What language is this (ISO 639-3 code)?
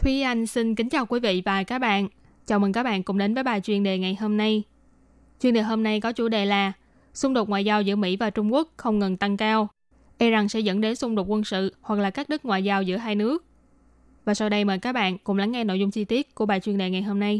vie